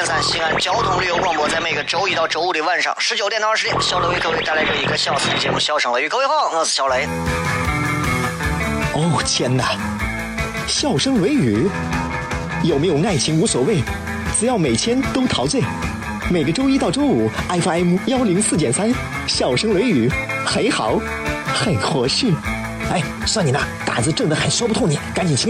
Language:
Chinese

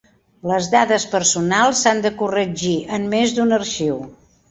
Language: Catalan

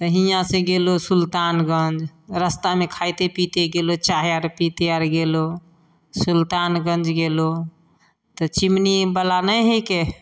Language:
Maithili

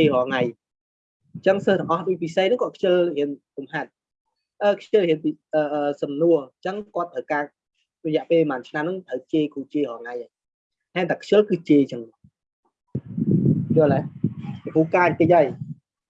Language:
Vietnamese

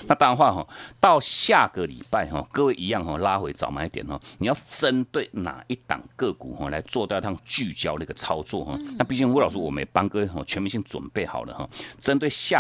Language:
Chinese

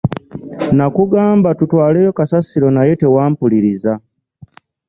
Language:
Ganda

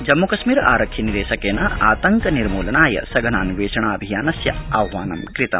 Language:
Sanskrit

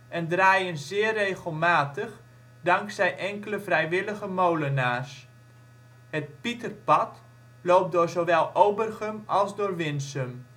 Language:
Dutch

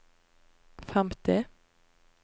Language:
Norwegian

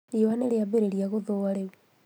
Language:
Kikuyu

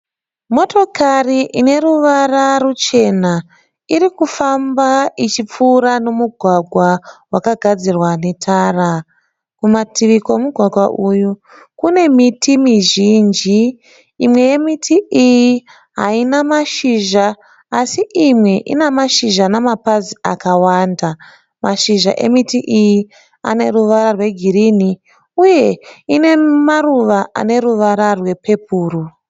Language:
Shona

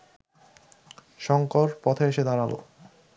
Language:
Bangla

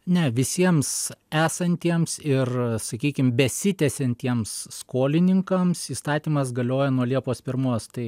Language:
Lithuanian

